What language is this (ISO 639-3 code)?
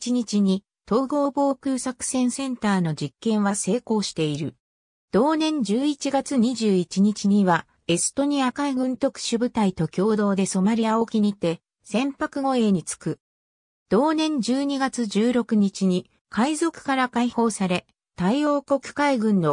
jpn